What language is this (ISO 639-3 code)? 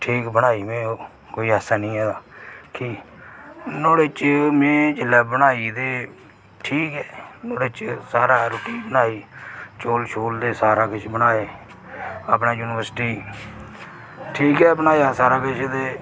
doi